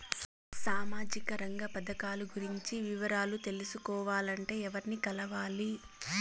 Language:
Telugu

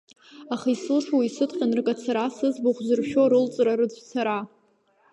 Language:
Abkhazian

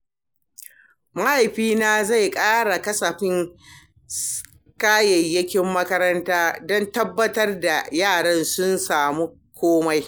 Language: Hausa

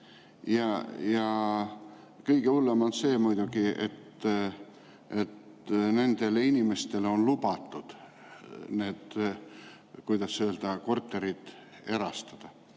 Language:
Estonian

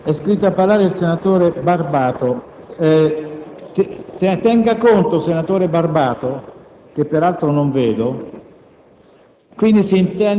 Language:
Italian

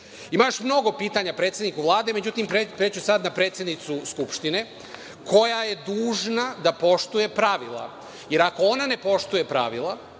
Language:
Serbian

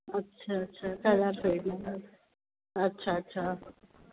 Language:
Sindhi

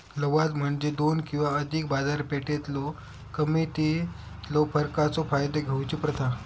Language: Marathi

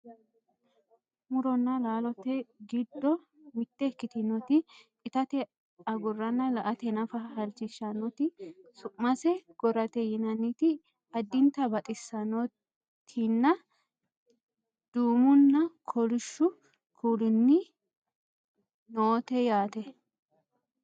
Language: Sidamo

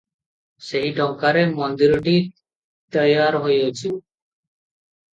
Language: Odia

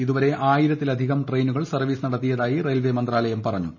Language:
Malayalam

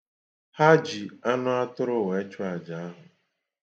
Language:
Igbo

